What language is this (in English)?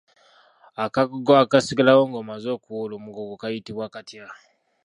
Ganda